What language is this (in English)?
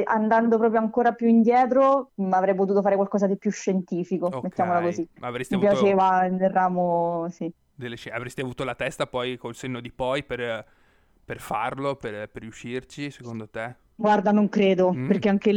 Italian